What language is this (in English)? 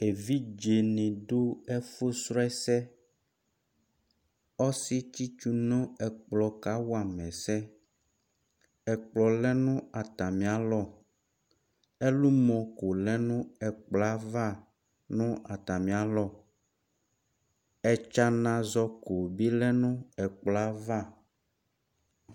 Ikposo